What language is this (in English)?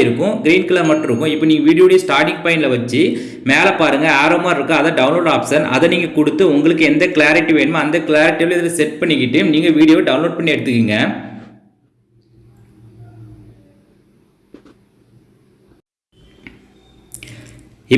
Tamil